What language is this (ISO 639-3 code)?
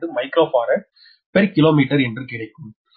tam